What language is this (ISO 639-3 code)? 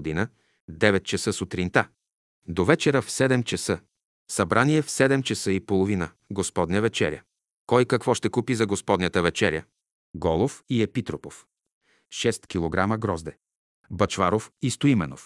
bul